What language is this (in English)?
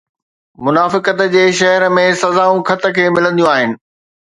Sindhi